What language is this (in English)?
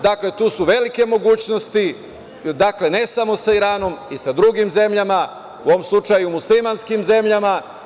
Serbian